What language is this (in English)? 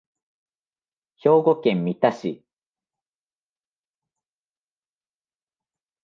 Japanese